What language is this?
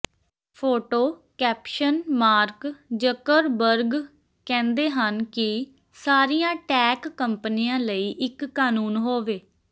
Punjabi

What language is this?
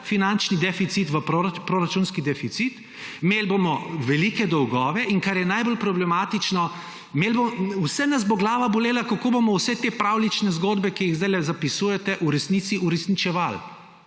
Slovenian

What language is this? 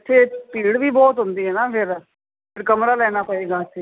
Punjabi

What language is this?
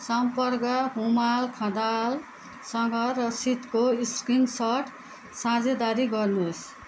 Nepali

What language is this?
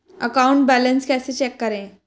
Hindi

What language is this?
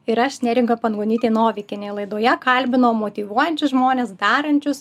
Lithuanian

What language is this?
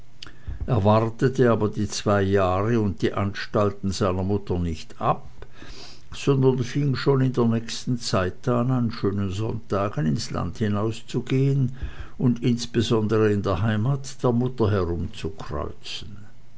German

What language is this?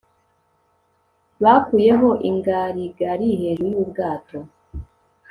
Kinyarwanda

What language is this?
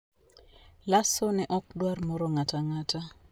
Luo (Kenya and Tanzania)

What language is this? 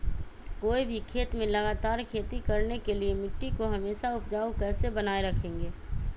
Magahi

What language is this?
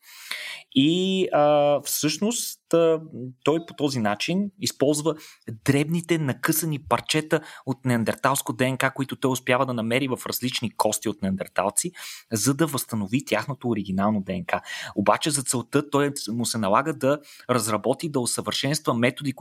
Bulgarian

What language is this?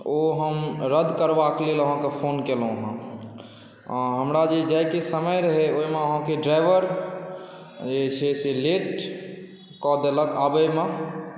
Maithili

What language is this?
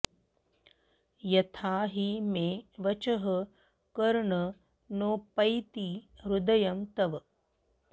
Sanskrit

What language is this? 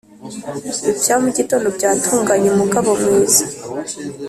Kinyarwanda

